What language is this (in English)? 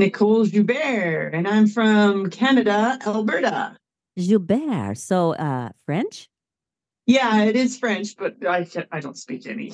English